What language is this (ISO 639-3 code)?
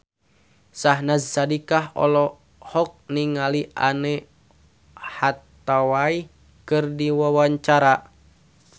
sun